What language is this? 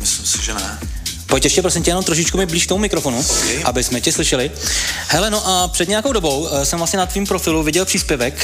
Czech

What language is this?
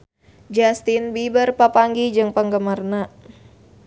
Sundanese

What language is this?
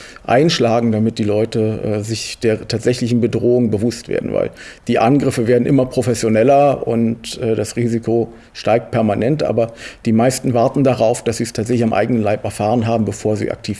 German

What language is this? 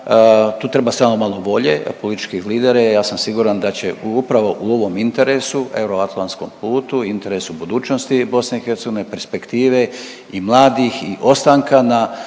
Croatian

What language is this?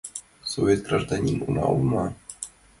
Mari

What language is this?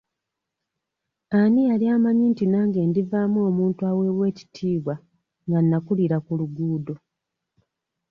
Ganda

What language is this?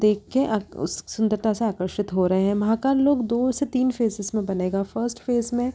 Hindi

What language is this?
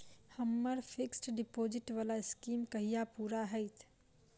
Maithili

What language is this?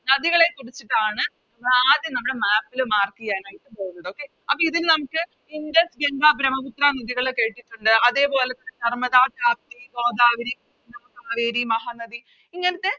Malayalam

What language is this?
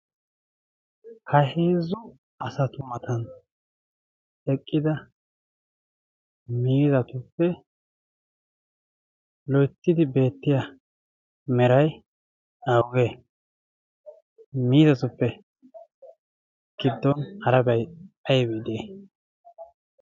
Wolaytta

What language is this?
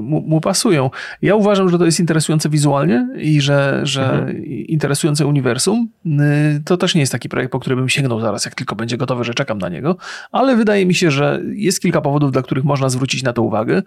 Polish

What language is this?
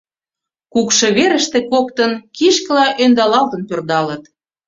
Mari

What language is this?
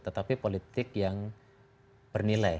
Indonesian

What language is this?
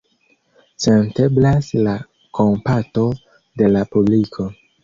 Esperanto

